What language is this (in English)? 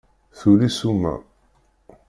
Kabyle